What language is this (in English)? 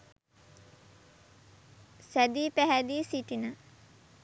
Sinhala